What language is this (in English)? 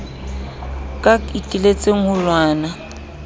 Southern Sotho